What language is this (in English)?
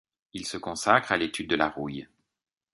French